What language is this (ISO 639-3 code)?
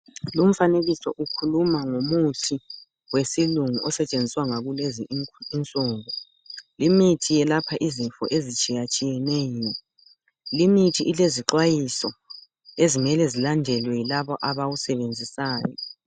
nde